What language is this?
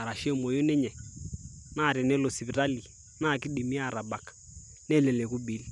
Masai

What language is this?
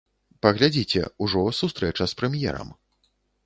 Belarusian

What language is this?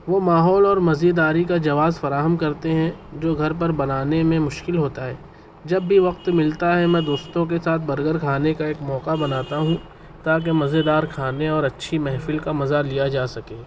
Urdu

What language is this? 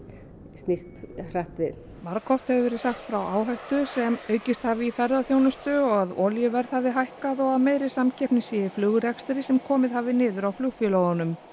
Icelandic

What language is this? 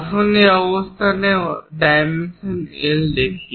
Bangla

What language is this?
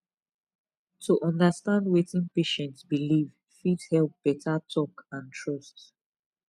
Nigerian Pidgin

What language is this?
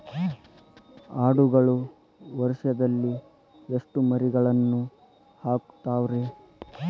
Kannada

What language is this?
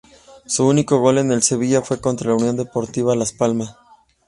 Spanish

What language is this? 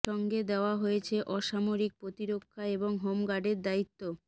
Bangla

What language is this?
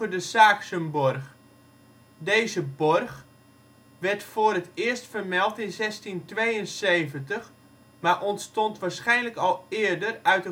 Dutch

